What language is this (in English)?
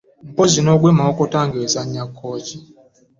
Ganda